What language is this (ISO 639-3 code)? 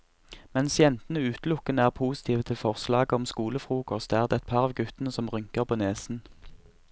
nor